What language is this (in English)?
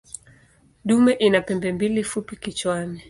Swahili